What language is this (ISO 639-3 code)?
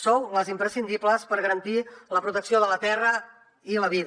cat